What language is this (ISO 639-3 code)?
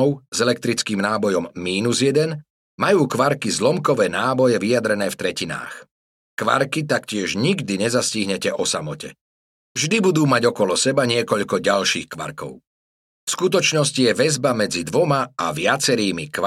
slk